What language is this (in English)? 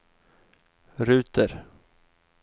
Swedish